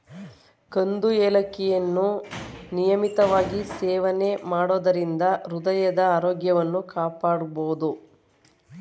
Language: Kannada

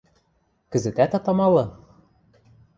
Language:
Western Mari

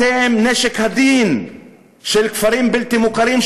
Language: Hebrew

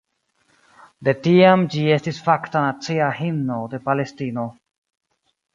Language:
Esperanto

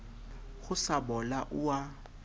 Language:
Southern Sotho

